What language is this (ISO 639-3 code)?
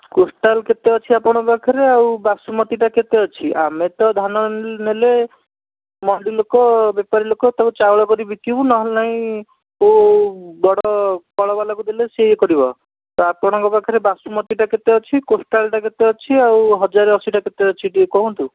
ori